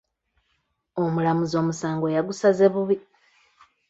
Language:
Ganda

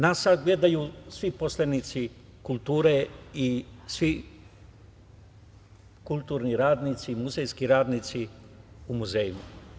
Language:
Serbian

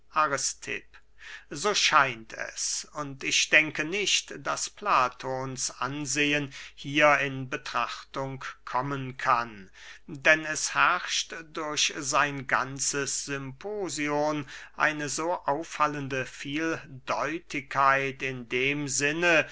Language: German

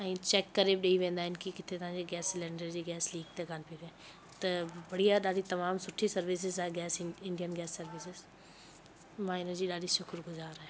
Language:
Sindhi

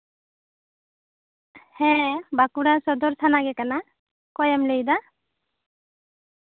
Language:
Santali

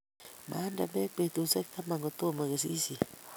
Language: Kalenjin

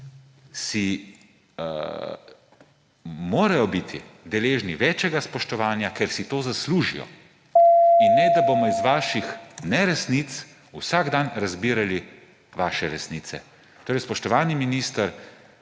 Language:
Slovenian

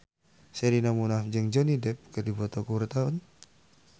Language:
Sundanese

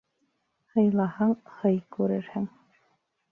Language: Bashkir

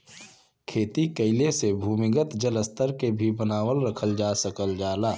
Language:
Bhojpuri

